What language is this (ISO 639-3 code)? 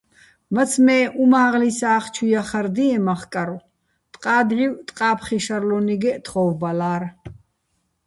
bbl